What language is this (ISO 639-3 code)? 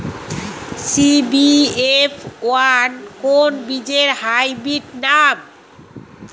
ben